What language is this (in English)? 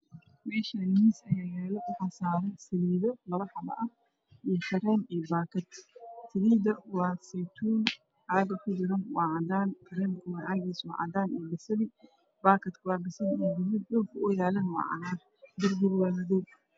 Somali